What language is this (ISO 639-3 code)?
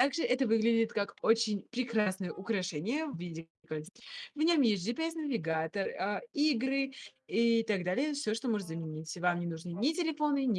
rus